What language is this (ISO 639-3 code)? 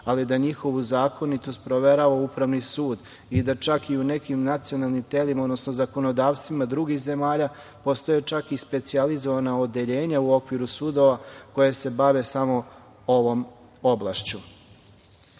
srp